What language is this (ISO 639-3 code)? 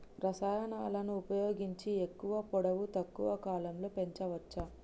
tel